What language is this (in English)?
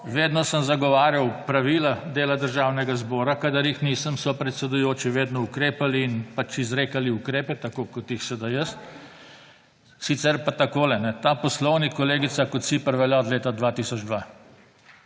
Slovenian